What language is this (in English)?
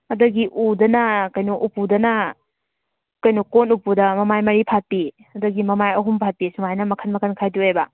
Manipuri